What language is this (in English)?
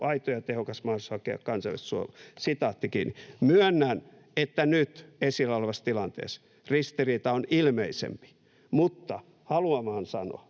Finnish